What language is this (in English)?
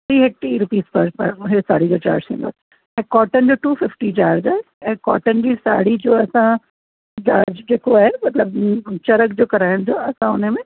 Sindhi